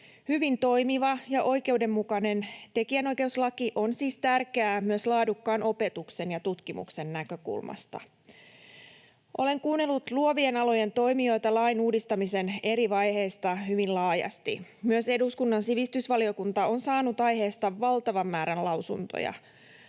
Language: Finnish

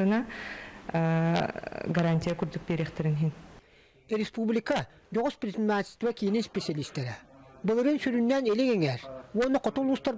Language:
Russian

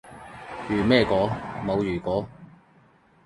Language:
Cantonese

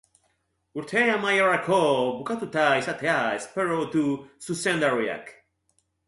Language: Basque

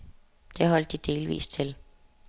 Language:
Danish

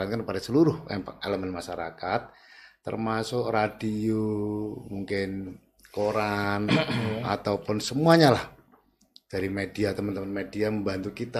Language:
Indonesian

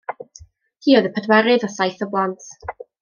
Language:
Welsh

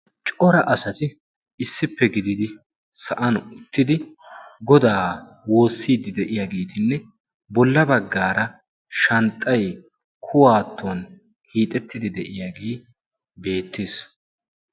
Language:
Wolaytta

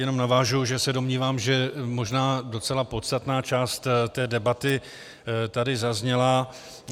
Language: Czech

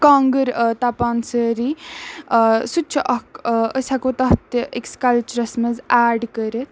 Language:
Kashmiri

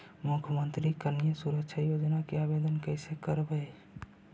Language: Magahi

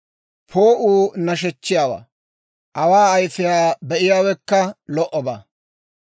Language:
Dawro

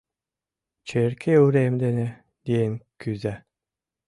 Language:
Mari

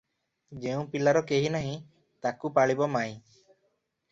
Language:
Odia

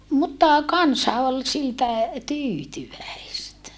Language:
Finnish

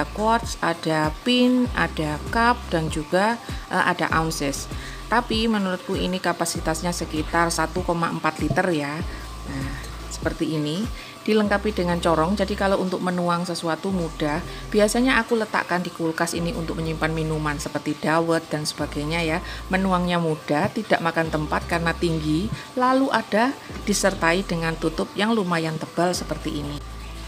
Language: Indonesian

